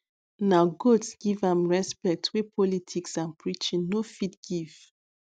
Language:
Nigerian Pidgin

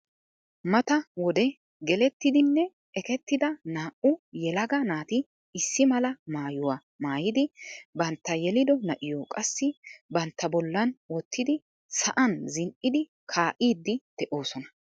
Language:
Wolaytta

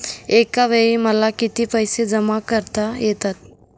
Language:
Marathi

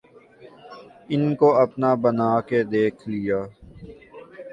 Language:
Urdu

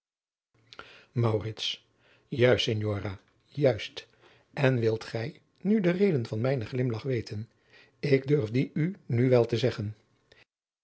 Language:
Dutch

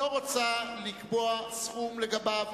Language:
Hebrew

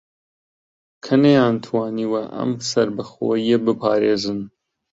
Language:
Central Kurdish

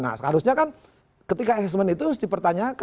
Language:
Indonesian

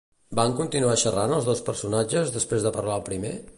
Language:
Catalan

